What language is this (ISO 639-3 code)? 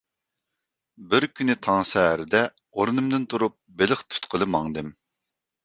uig